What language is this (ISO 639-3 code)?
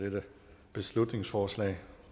dan